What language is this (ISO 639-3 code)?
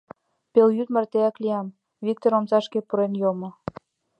chm